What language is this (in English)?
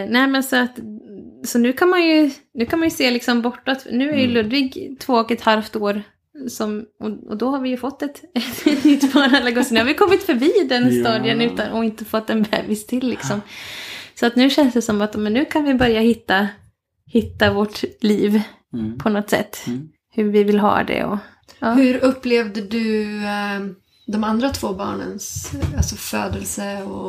Swedish